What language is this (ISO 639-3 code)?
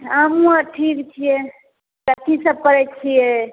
mai